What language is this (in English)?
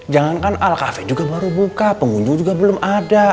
Indonesian